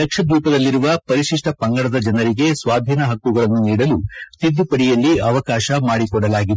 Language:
Kannada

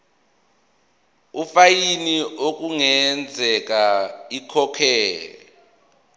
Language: Zulu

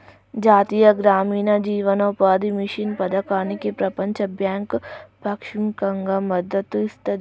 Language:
Telugu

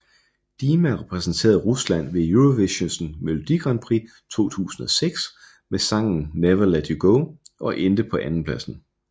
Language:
Danish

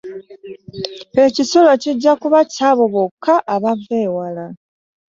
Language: Ganda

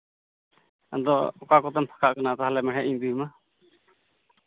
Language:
Santali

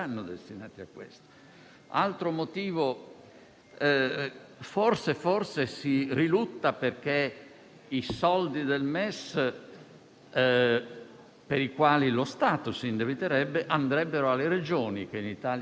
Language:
Italian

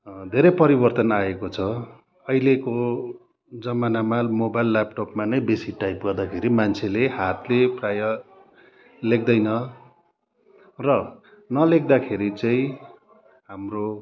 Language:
Nepali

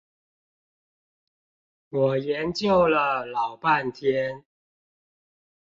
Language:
Chinese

